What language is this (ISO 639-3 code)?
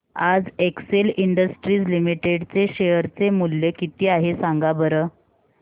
mar